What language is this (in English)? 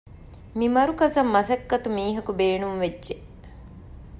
Divehi